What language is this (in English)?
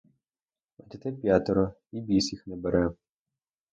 Ukrainian